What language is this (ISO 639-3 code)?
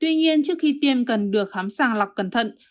vie